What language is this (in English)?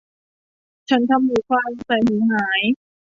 Thai